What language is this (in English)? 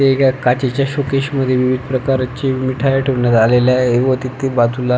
Marathi